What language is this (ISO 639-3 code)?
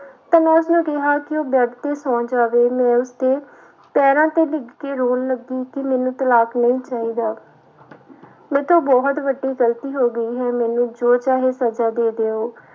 pan